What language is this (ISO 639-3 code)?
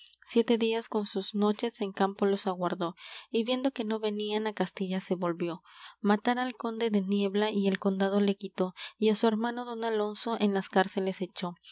spa